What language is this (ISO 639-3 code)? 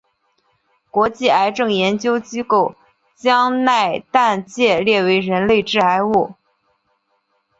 zho